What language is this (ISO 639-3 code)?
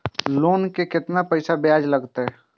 mai